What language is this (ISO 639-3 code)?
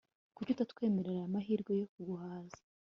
kin